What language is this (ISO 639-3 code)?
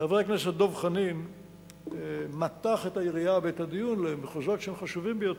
heb